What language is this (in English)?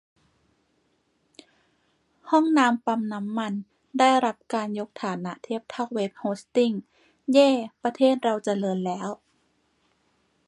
Thai